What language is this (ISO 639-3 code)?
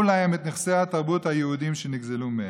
heb